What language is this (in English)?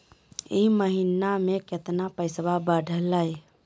Magahi